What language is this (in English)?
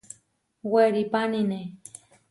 Huarijio